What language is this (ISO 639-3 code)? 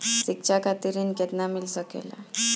bho